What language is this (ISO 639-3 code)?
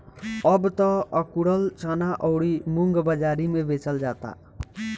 bho